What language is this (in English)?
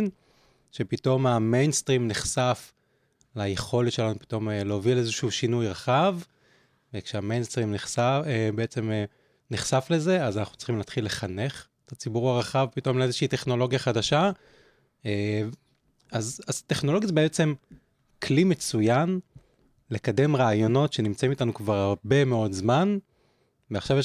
Hebrew